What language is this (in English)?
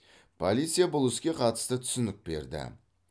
Kazakh